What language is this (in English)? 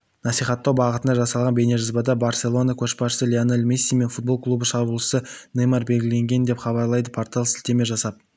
Kazakh